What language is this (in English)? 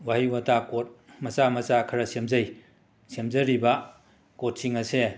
Manipuri